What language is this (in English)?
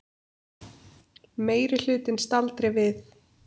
Icelandic